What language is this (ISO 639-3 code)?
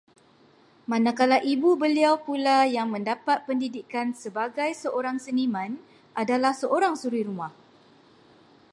msa